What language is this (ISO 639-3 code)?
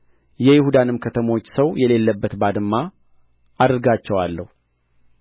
amh